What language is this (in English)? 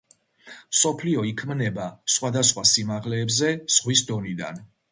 Georgian